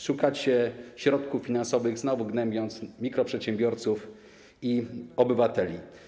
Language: Polish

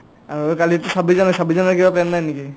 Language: Assamese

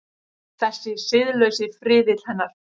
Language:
Icelandic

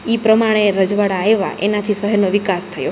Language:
Gujarati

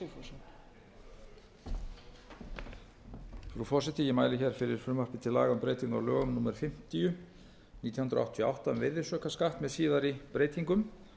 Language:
Icelandic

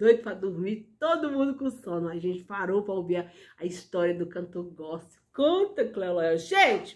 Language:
Portuguese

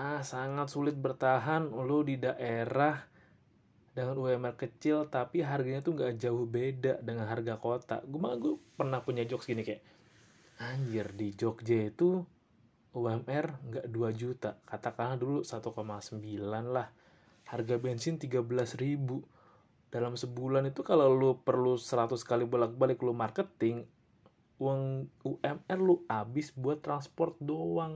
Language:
Indonesian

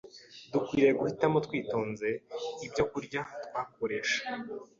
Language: Kinyarwanda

